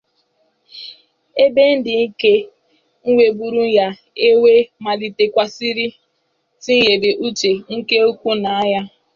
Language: Igbo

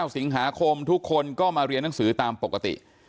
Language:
Thai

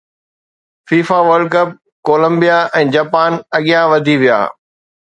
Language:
Sindhi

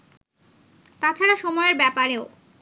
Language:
Bangla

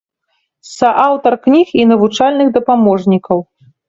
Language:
Belarusian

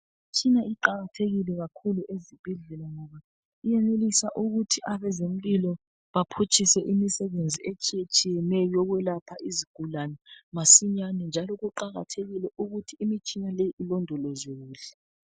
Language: North Ndebele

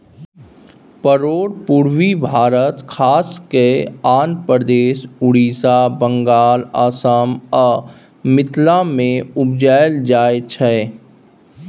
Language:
Maithili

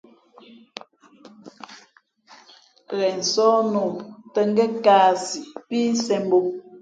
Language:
Fe'fe'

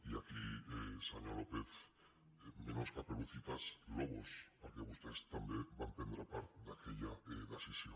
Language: Catalan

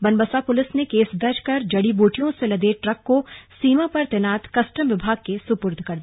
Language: Hindi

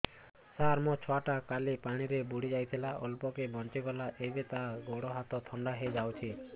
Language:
Odia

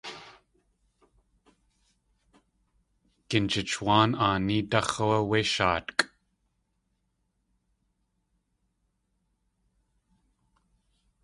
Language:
Tlingit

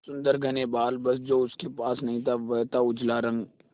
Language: Hindi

